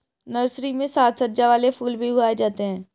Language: Hindi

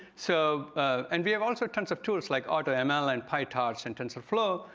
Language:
English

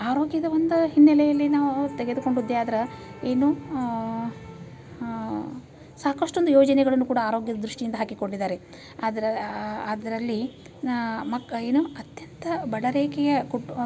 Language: Kannada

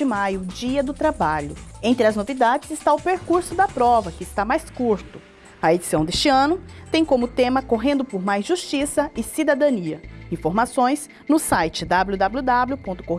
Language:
Portuguese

